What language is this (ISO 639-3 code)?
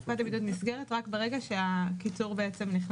heb